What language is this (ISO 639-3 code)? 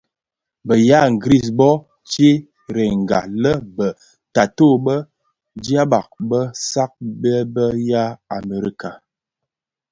ksf